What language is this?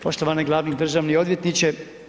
Croatian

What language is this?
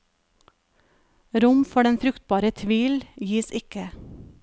Norwegian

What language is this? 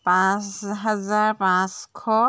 Assamese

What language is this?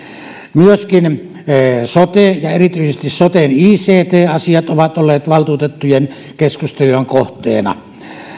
Finnish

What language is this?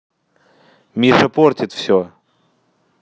Russian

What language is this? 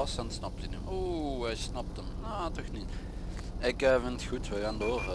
Dutch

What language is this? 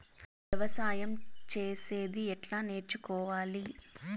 Telugu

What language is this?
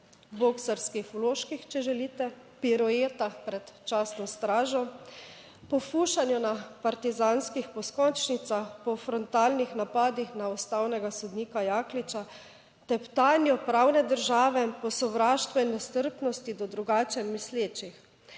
Slovenian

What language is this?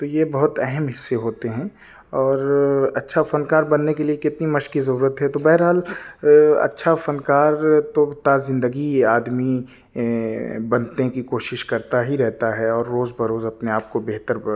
Urdu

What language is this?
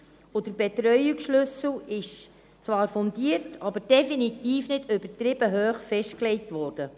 Swiss German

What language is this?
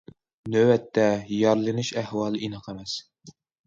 Uyghur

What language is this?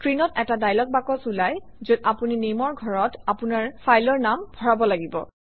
Assamese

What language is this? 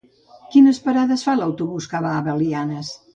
Catalan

